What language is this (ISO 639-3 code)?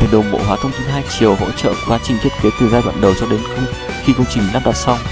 vie